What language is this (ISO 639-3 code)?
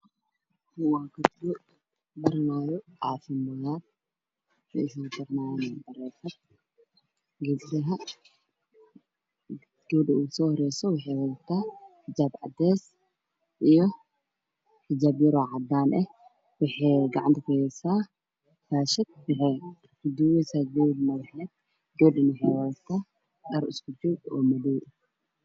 som